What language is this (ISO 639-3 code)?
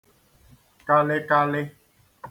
ibo